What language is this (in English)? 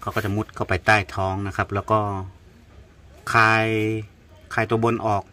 Thai